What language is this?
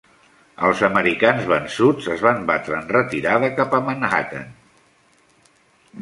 Catalan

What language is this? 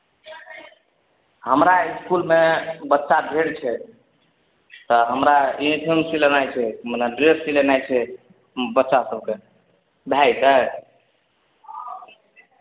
Maithili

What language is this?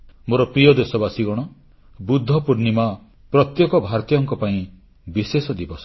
Odia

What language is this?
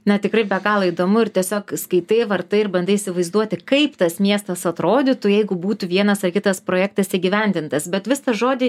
Lithuanian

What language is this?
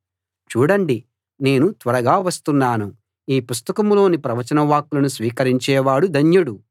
Telugu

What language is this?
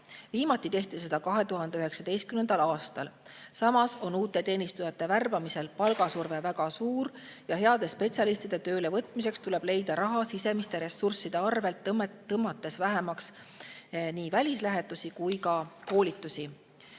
Estonian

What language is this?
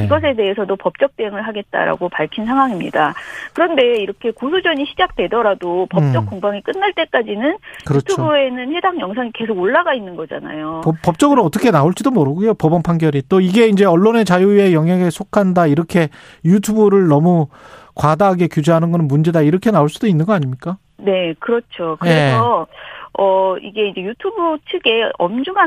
Korean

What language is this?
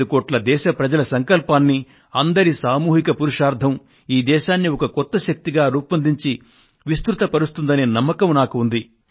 Telugu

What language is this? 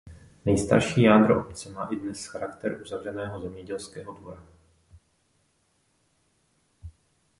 Czech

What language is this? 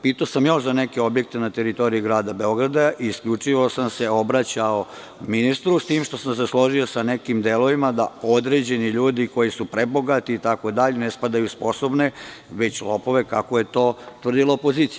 Serbian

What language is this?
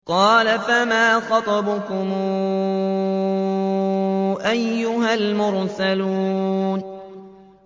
Arabic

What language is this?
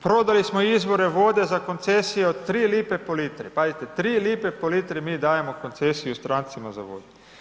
Croatian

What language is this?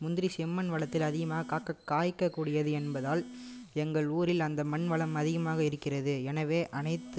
Tamil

